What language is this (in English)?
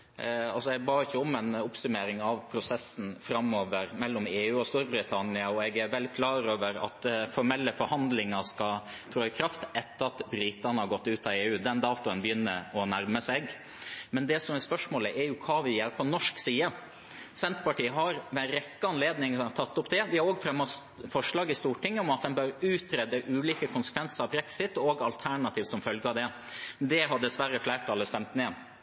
Norwegian Bokmål